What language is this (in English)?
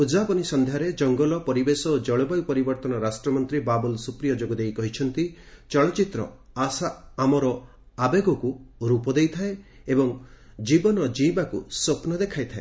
Odia